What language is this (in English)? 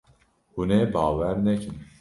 Kurdish